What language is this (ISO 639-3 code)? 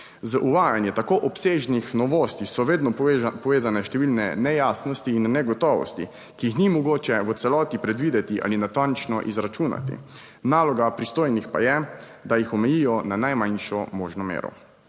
slv